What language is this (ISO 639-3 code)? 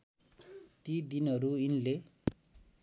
nep